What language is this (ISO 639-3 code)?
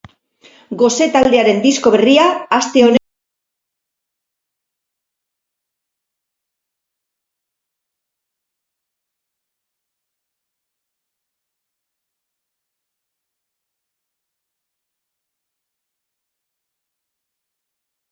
eus